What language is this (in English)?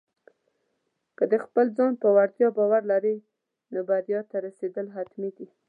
Pashto